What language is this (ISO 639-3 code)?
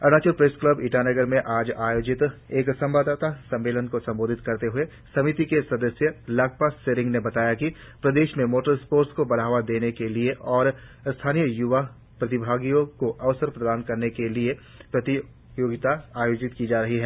hin